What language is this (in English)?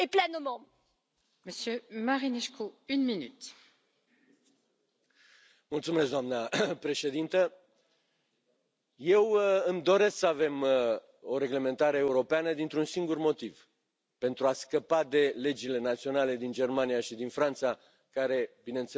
Romanian